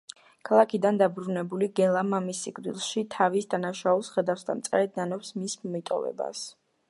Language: Georgian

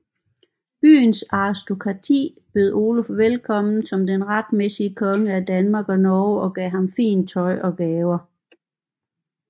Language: Danish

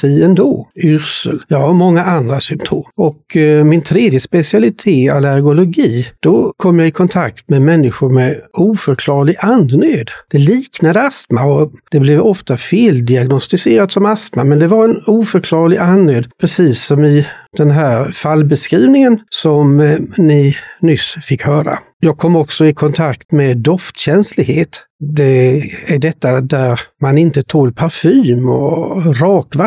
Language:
Swedish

